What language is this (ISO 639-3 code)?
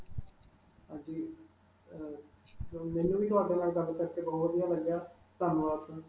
pan